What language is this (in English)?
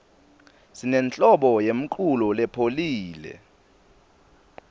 Swati